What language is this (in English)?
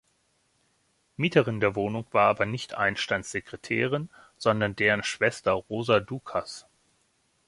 German